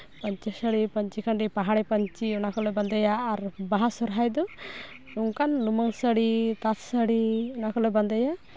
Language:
Santali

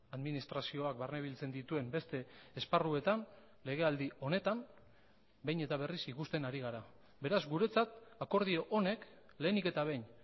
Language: Basque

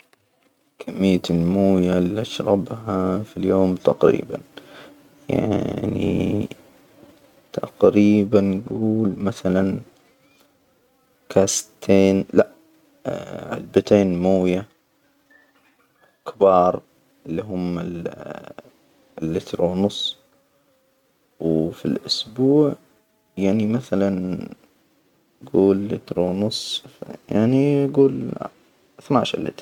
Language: Hijazi Arabic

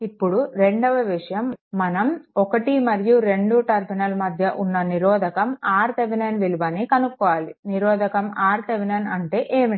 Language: Telugu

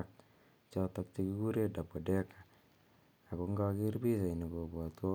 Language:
Kalenjin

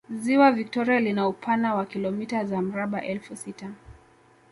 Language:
Swahili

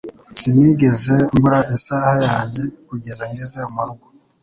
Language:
Kinyarwanda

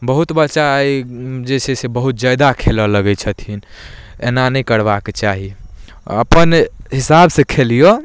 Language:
Maithili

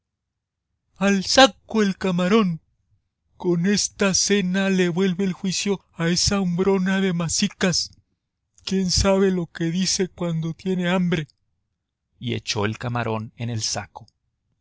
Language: Spanish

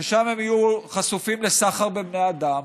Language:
Hebrew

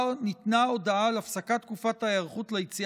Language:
Hebrew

